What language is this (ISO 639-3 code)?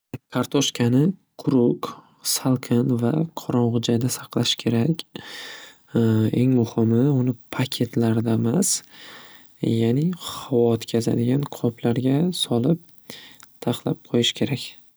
uzb